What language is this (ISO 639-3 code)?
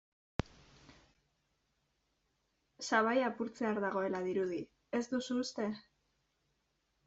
eus